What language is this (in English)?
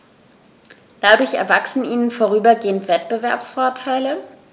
German